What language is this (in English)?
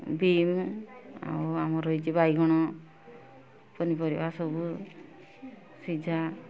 Odia